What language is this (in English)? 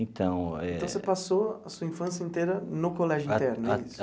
Portuguese